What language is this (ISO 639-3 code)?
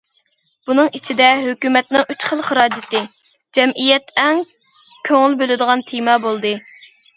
uig